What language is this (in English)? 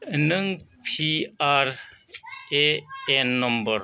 Bodo